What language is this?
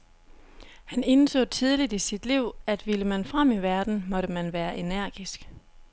Danish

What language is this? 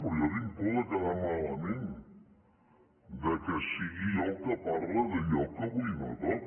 Catalan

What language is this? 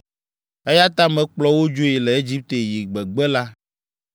Ewe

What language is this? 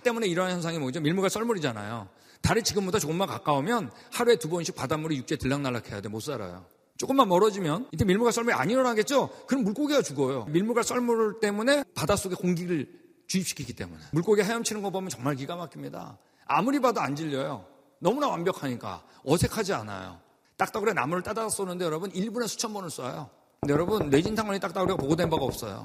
Korean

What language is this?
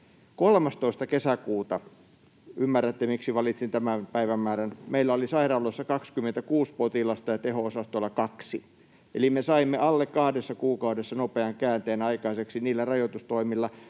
Finnish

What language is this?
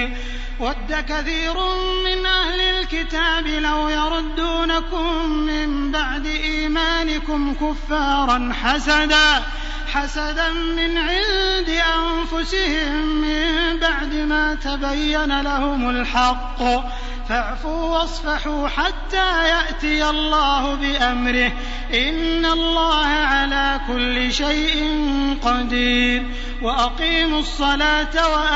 Arabic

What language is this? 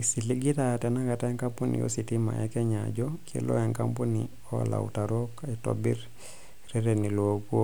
Masai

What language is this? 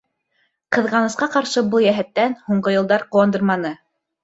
Bashkir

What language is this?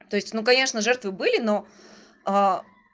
Russian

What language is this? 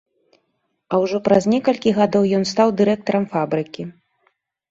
Belarusian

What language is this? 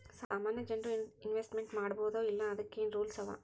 Kannada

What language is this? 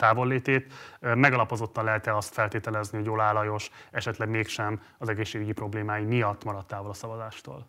Hungarian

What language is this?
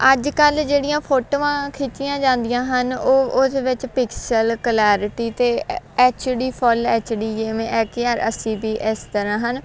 Punjabi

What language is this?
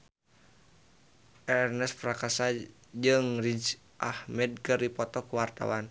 Sundanese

